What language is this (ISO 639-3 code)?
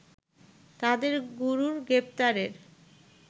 ben